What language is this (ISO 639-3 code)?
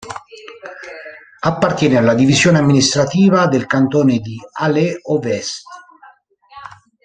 ita